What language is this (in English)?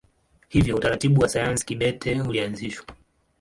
Swahili